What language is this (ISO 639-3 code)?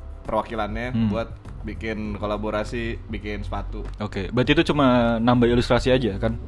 ind